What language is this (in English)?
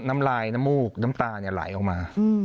Thai